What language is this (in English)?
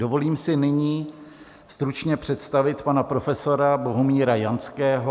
Czech